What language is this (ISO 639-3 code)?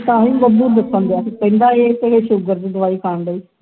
pan